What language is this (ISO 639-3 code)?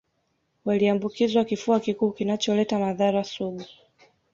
swa